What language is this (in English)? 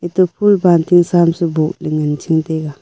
Wancho Naga